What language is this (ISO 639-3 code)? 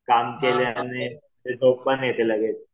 mar